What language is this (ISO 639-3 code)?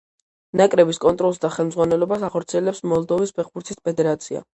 kat